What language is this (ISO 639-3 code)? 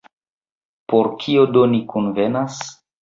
epo